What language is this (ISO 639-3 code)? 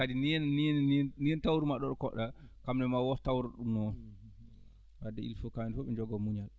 ful